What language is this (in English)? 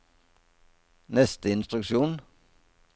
Norwegian